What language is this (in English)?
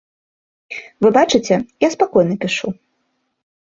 Belarusian